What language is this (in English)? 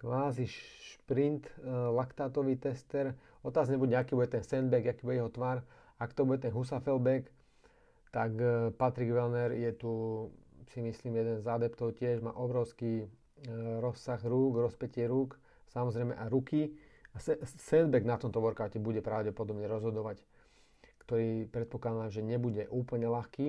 Slovak